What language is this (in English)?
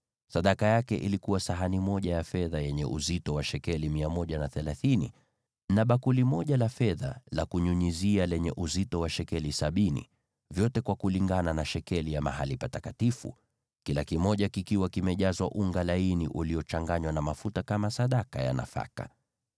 Swahili